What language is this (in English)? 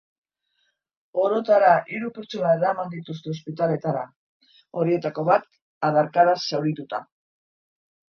Basque